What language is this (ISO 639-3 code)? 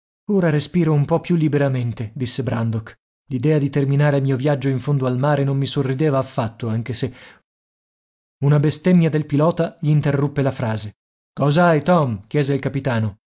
ita